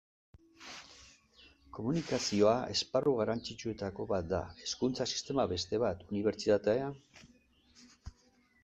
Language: Basque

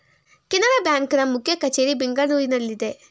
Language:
Kannada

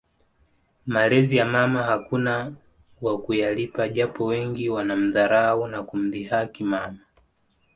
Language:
Swahili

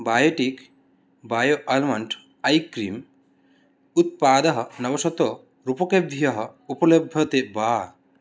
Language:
Sanskrit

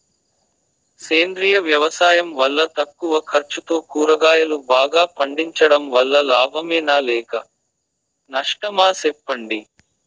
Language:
Telugu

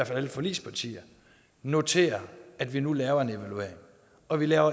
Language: Danish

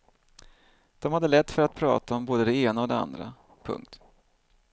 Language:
Swedish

